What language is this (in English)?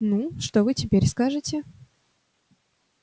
Russian